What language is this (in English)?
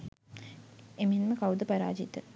Sinhala